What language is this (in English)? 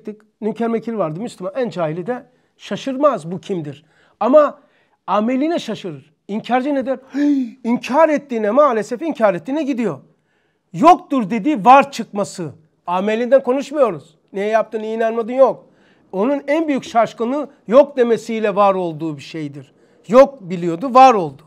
Turkish